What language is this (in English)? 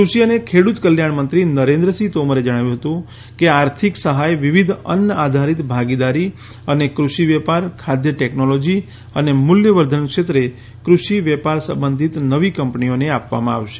Gujarati